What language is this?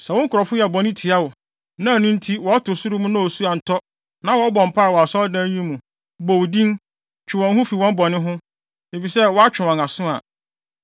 Akan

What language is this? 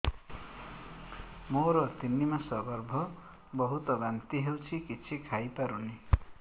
Odia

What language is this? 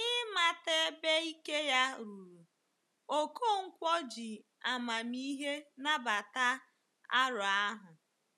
Igbo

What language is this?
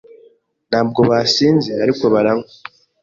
Kinyarwanda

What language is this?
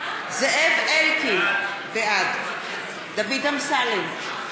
Hebrew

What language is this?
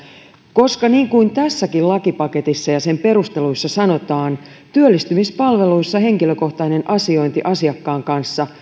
Finnish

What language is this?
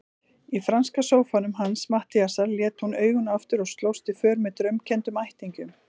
Icelandic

